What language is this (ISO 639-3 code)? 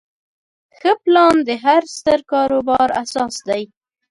pus